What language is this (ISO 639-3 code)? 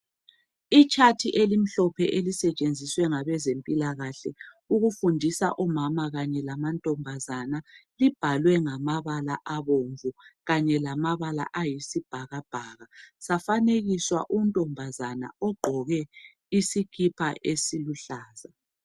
nde